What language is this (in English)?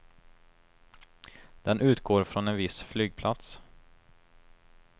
Swedish